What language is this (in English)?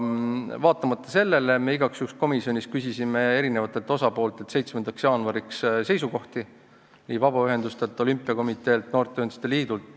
Estonian